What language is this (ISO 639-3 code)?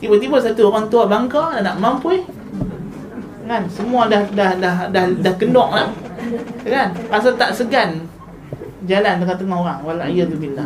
msa